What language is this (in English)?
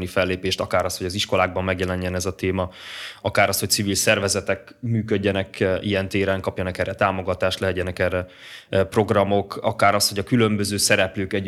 Hungarian